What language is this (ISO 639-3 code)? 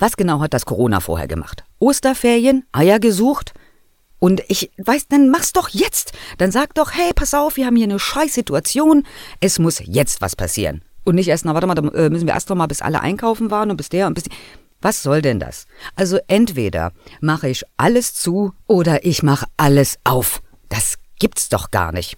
deu